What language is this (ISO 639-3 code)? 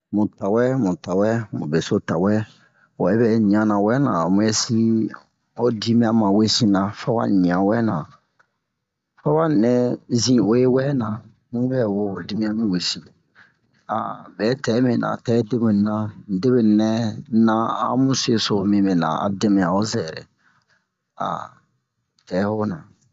bmq